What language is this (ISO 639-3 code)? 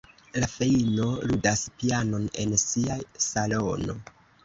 epo